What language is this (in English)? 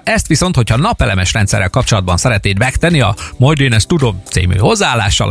Hungarian